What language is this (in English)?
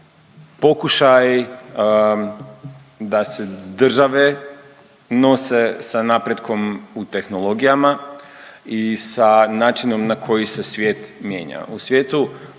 Croatian